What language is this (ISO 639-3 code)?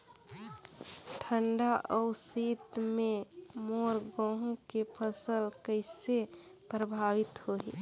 hne